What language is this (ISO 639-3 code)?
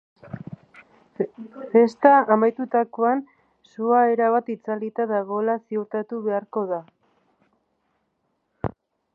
eus